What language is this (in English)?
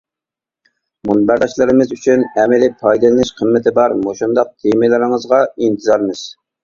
Uyghur